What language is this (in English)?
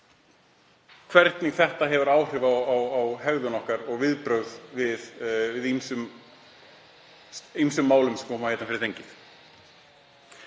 Icelandic